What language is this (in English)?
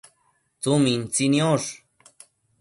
Matsés